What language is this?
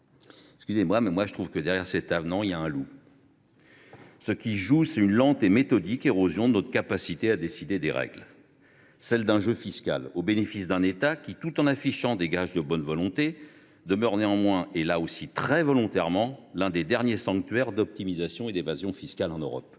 French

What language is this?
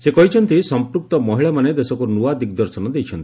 Odia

